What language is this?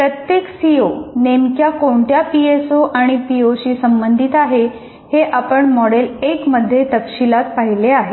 Marathi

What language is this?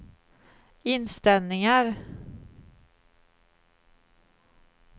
Swedish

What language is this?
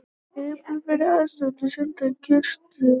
Icelandic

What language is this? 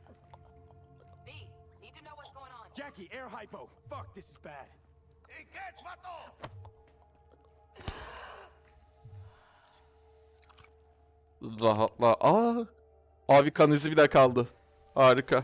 Turkish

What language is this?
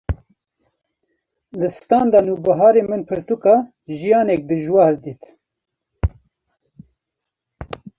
Kurdish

